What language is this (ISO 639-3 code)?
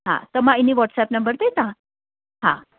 snd